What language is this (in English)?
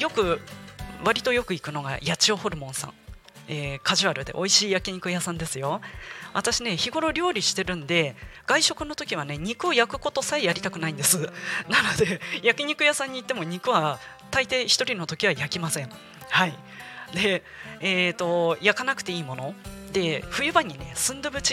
Japanese